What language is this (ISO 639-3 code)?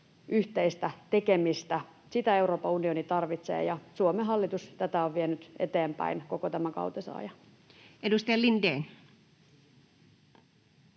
fin